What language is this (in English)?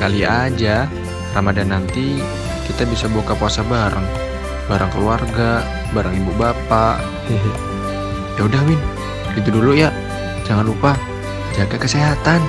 Indonesian